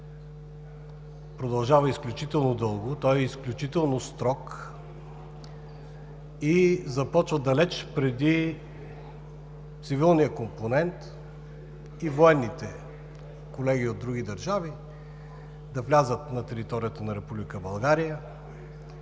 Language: Bulgarian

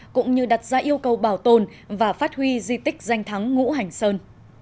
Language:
Vietnamese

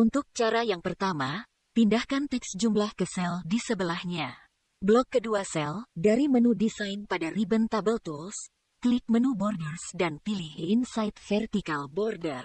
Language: Indonesian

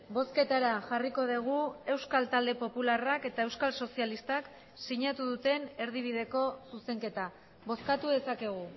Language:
Basque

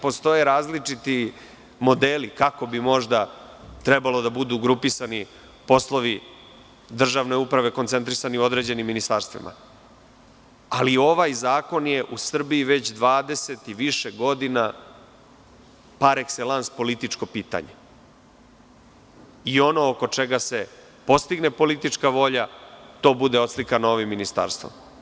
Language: Serbian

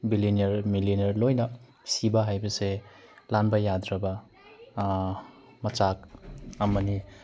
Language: Manipuri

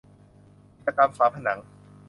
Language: Thai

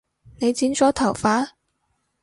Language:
Cantonese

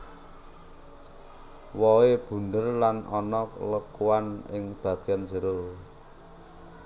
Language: Javanese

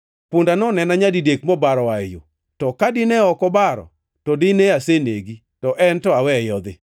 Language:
Luo (Kenya and Tanzania)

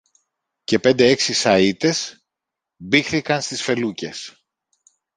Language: Greek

